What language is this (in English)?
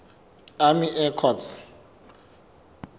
Southern Sotho